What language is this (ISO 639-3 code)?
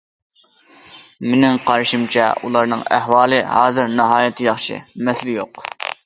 uig